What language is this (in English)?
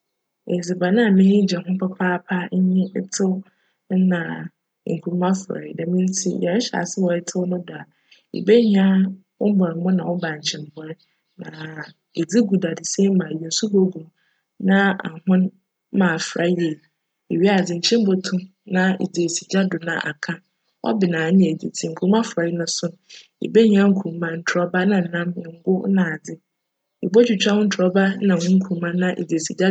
Akan